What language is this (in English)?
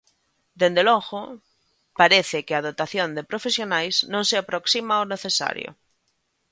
Galician